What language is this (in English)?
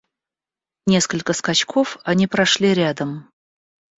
Russian